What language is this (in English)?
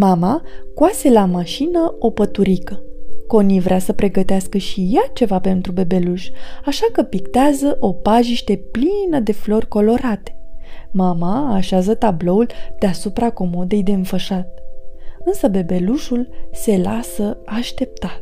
Romanian